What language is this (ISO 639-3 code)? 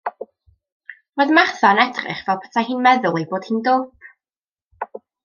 cym